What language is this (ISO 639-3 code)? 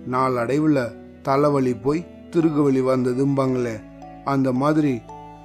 tam